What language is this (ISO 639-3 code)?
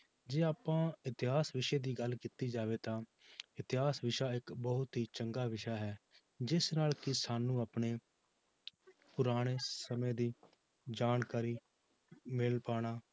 pan